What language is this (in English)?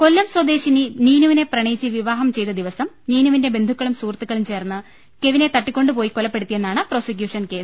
Malayalam